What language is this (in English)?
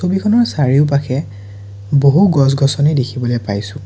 Assamese